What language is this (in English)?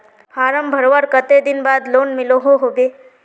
Magahi